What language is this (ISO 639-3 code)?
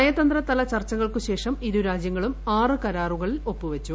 mal